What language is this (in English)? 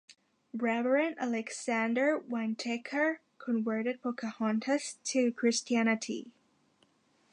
English